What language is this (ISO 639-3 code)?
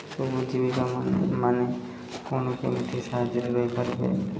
ori